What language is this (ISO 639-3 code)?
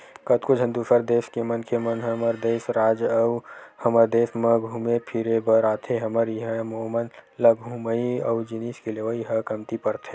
hne